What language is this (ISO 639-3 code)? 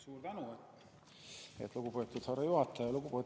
est